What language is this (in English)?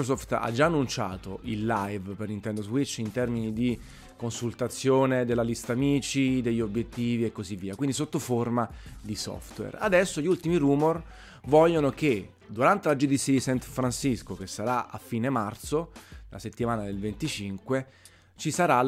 Italian